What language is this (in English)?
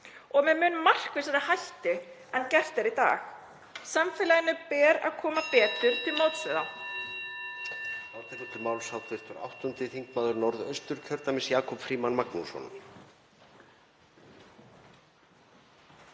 Icelandic